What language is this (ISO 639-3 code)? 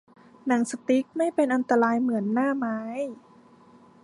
tha